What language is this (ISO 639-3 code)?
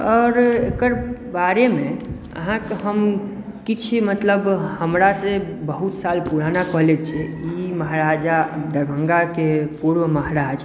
mai